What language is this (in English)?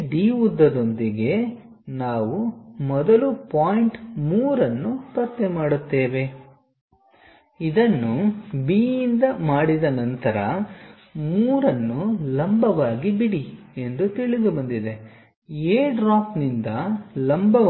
Kannada